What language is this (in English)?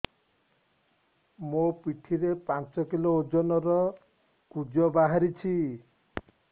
Odia